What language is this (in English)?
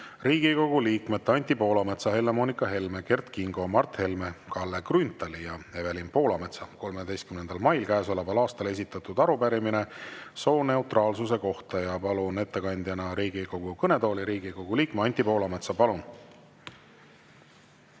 Estonian